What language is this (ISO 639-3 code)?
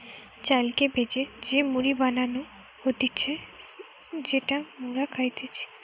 ben